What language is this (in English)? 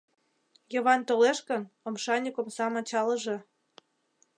Mari